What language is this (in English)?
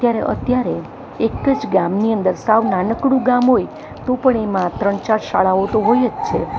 Gujarati